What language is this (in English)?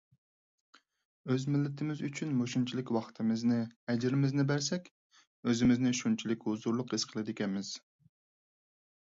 Uyghur